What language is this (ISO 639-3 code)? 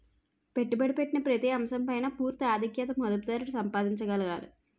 tel